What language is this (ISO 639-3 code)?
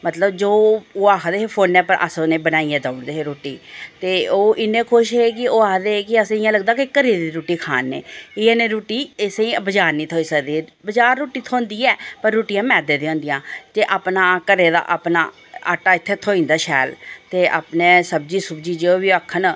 doi